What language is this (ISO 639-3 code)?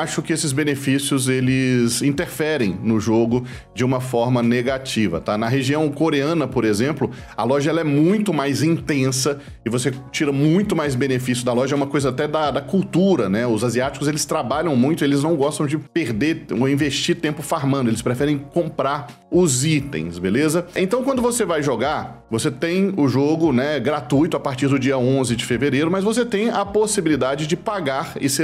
por